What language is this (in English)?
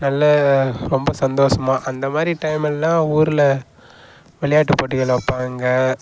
Tamil